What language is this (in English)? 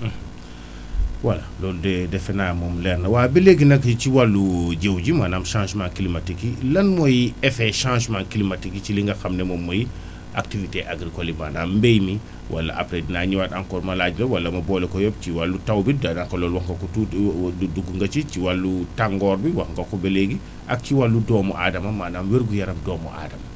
Wolof